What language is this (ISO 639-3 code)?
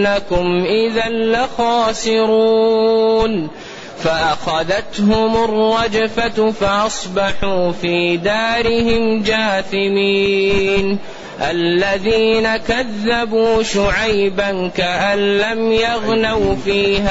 ara